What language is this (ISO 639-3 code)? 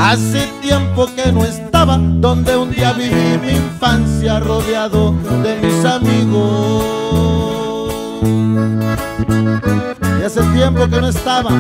spa